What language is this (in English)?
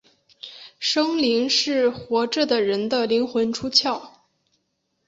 Chinese